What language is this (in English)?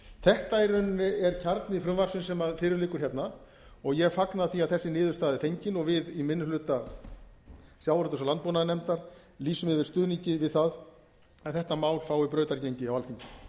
Icelandic